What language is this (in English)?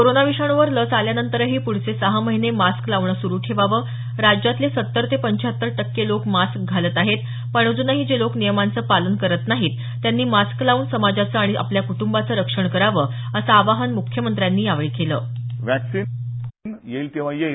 Marathi